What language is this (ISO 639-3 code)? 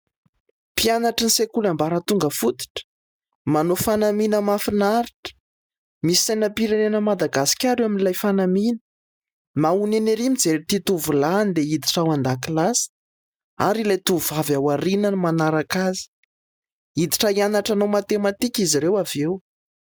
mlg